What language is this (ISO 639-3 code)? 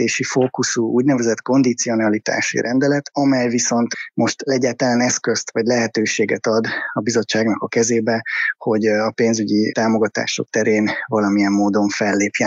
hun